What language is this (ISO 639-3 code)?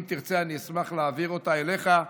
heb